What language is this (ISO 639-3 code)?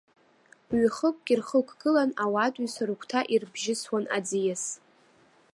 abk